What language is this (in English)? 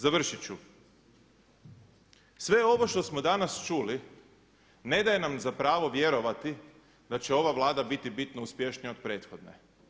Croatian